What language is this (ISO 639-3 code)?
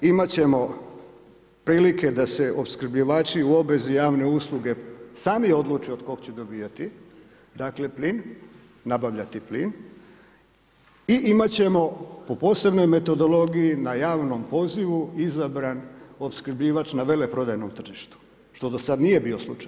hrv